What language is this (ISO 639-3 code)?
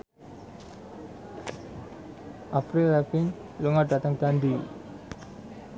jav